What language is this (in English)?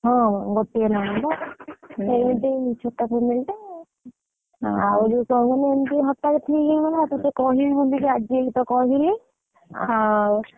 Odia